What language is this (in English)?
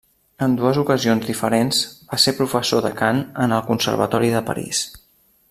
Catalan